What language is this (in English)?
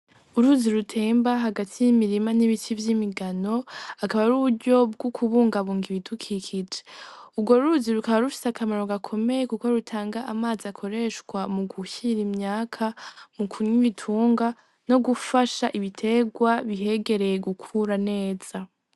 Rundi